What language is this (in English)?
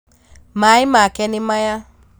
Kikuyu